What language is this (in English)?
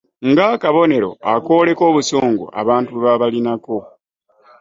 Ganda